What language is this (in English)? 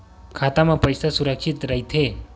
Chhattisgarhi